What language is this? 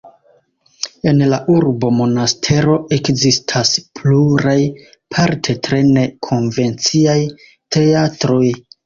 Esperanto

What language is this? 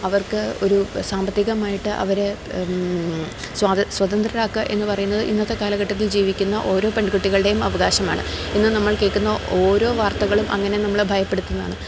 Malayalam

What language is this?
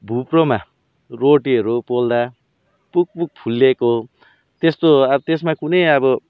Nepali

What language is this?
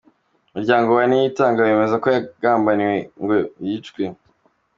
Kinyarwanda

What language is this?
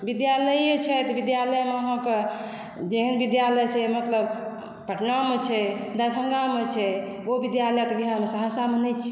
Maithili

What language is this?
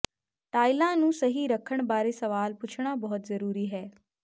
Punjabi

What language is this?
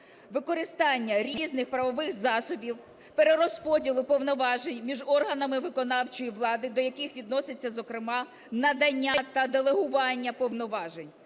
Ukrainian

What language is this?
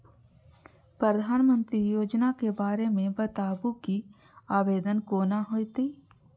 Maithili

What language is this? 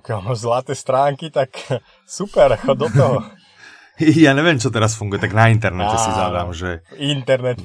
Slovak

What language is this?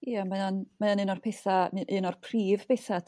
Welsh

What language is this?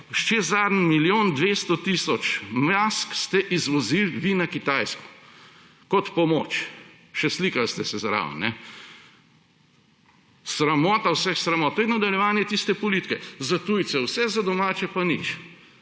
Slovenian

